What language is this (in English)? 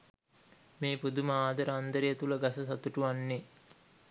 Sinhala